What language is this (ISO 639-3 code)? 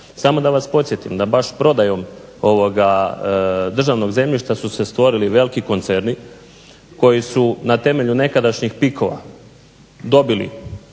hrv